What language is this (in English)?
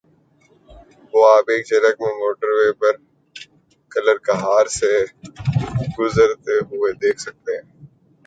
Urdu